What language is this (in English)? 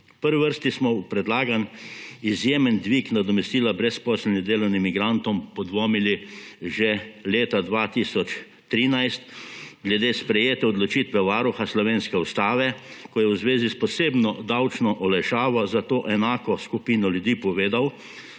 Slovenian